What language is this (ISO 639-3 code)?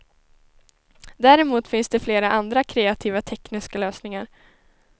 swe